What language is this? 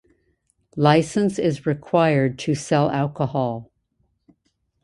English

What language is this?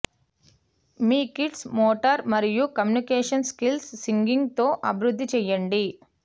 Telugu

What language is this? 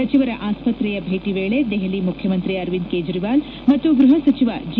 Kannada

